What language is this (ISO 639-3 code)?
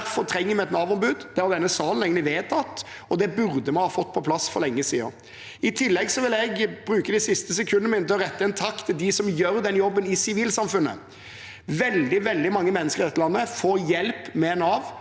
nor